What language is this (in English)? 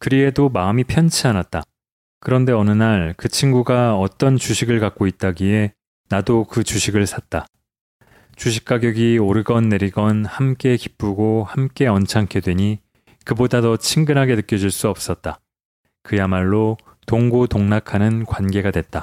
Korean